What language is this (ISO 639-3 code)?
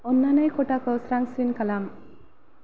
brx